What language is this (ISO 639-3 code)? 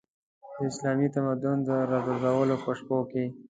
pus